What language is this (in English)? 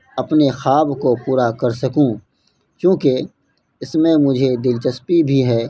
Urdu